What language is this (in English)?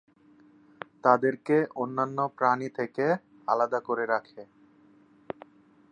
Bangla